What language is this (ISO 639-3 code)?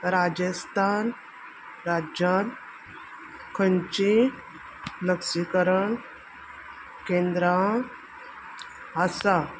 kok